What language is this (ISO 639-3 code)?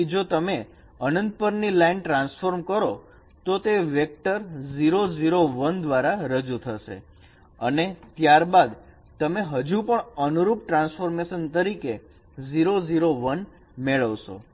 guj